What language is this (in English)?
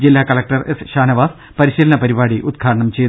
Malayalam